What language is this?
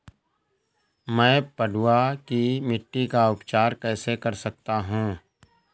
Hindi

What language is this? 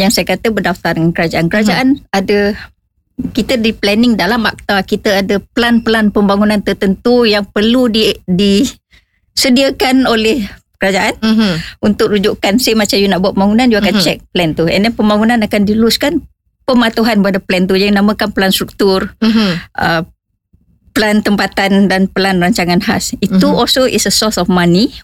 Malay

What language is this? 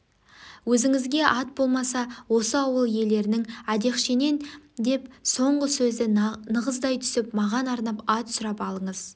Kazakh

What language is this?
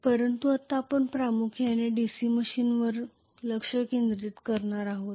Marathi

